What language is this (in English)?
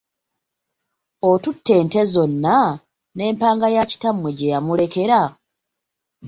Ganda